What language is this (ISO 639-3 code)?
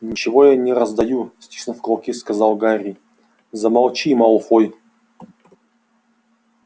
rus